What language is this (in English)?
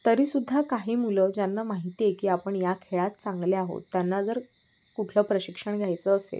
Marathi